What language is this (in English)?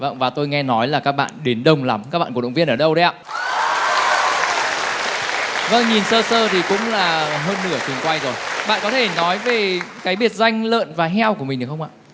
Vietnamese